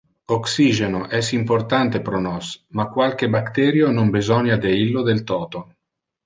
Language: Interlingua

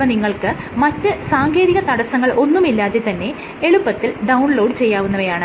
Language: Malayalam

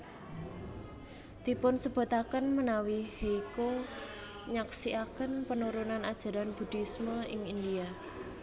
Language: Javanese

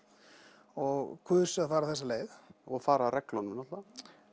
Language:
Icelandic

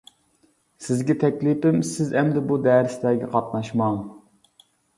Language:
Uyghur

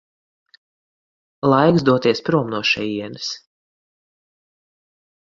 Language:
Latvian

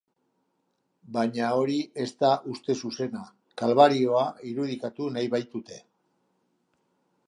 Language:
Basque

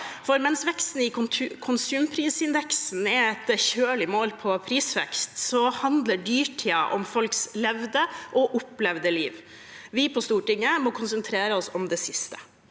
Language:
Norwegian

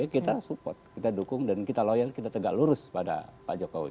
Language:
Indonesian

